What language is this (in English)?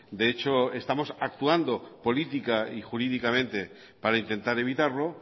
Spanish